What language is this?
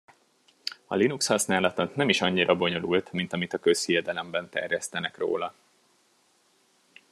Hungarian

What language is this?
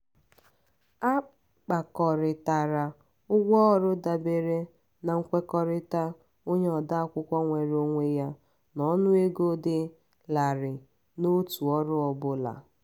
Igbo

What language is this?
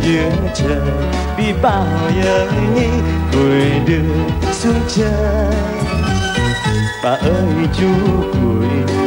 Vietnamese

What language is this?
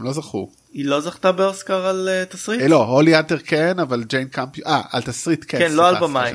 Hebrew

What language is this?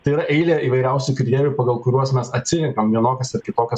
Lithuanian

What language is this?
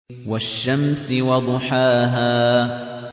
Arabic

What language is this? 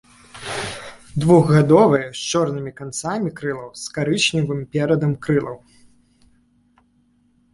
Belarusian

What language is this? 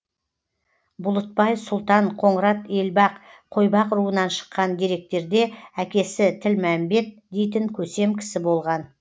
Kazakh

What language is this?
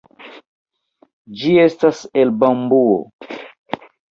Esperanto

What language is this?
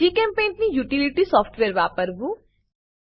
Gujarati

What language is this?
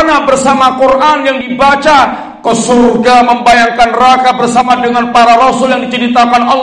Indonesian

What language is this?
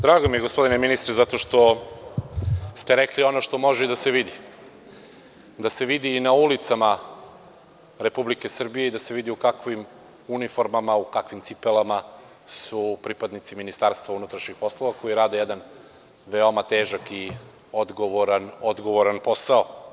Serbian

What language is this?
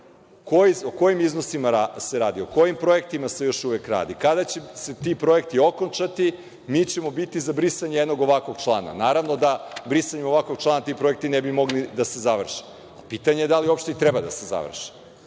Serbian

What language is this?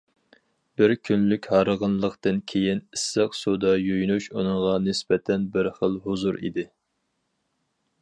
Uyghur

